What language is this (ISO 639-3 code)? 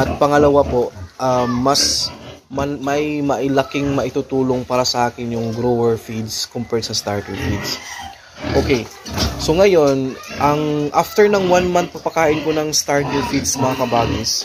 fil